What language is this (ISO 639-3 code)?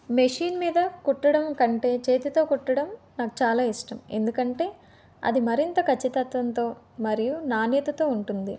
tel